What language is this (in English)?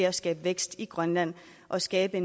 Danish